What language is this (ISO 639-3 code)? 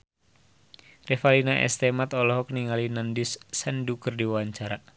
sun